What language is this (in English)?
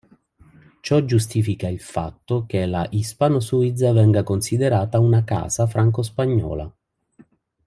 Italian